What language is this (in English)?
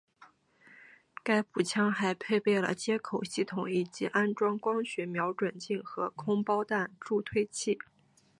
Chinese